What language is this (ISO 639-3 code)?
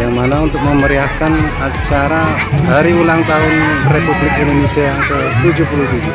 ind